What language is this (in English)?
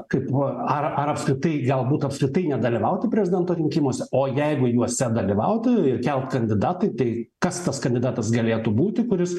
Lithuanian